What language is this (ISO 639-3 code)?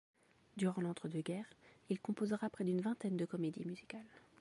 fra